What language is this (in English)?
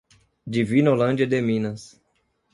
Portuguese